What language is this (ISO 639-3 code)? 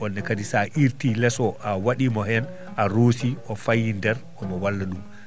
ful